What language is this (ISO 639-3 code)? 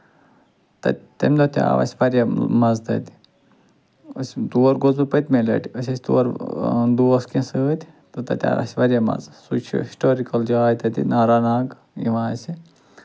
kas